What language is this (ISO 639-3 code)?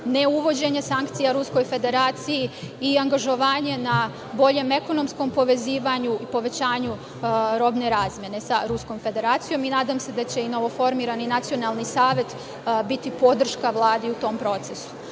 srp